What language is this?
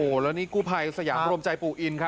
Thai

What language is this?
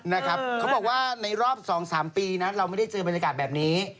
Thai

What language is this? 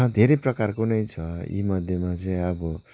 Nepali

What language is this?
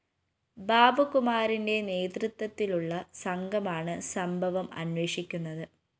Malayalam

